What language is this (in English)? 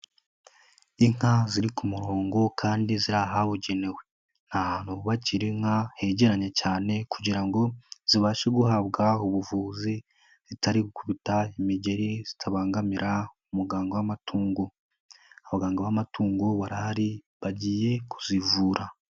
Kinyarwanda